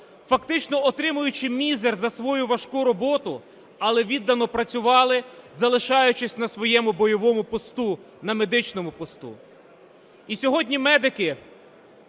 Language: Ukrainian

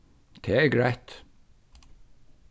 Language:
Faroese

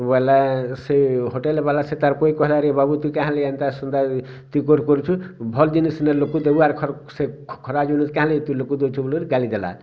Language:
Odia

